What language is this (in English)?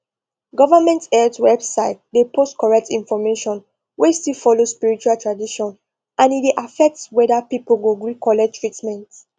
Nigerian Pidgin